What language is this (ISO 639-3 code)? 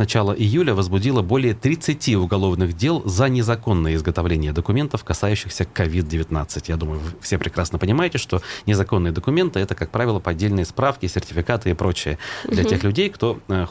rus